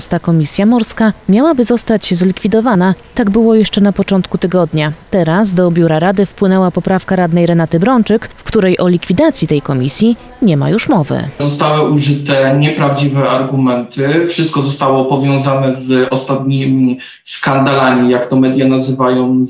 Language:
Polish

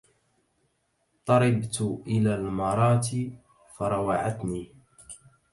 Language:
Arabic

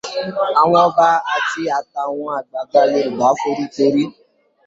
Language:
Yoruba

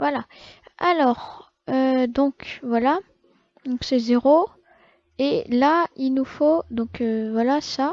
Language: French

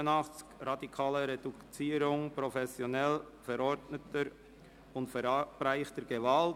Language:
Swiss German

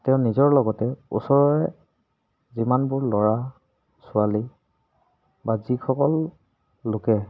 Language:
Assamese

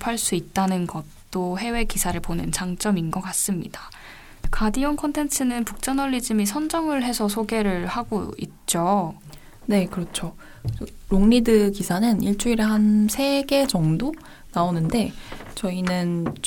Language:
Korean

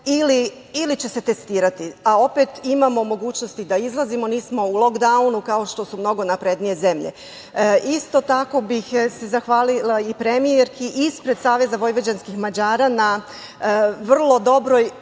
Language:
Serbian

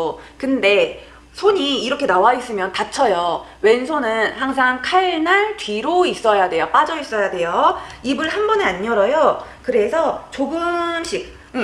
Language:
Korean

